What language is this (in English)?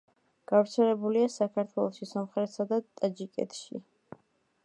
Georgian